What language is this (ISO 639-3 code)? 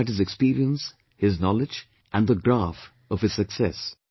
eng